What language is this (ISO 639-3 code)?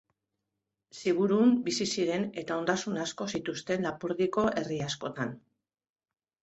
eus